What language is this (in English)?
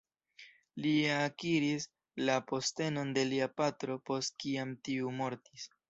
Esperanto